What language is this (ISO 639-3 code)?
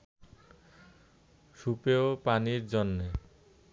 ben